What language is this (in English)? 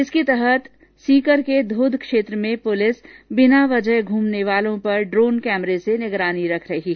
Hindi